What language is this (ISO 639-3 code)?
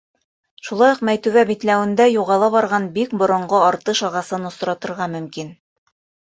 bak